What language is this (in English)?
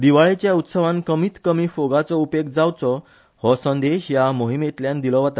Konkani